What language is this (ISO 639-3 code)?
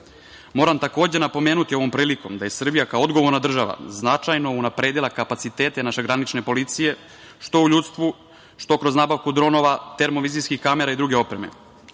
srp